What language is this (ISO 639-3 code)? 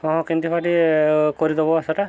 ori